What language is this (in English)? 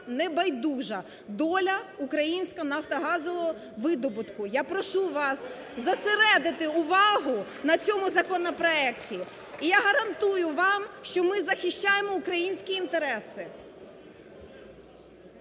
Ukrainian